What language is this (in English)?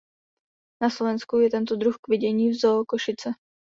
Czech